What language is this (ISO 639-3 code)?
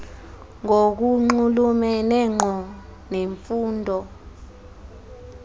xho